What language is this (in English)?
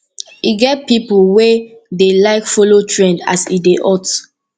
Nigerian Pidgin